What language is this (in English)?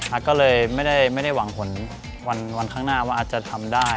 Thai